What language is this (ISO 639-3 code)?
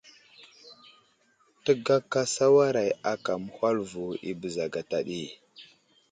udl